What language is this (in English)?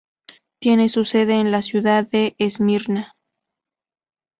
Spanish